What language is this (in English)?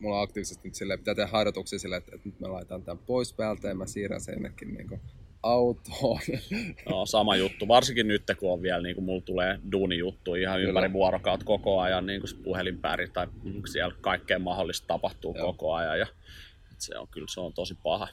Finnish